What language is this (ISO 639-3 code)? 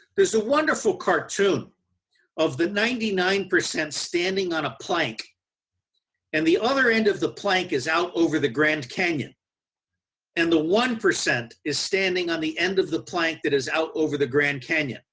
eng